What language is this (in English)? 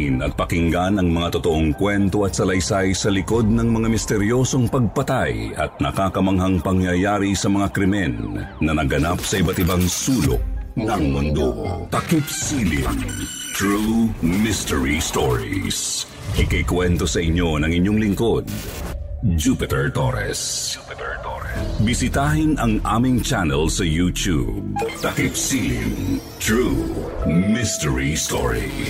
Filipino